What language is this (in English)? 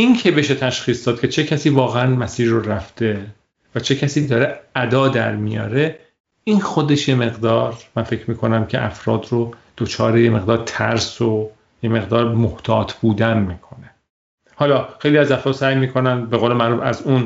Persian